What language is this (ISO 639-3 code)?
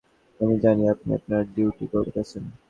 ben